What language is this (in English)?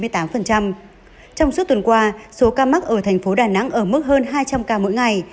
Vietnamese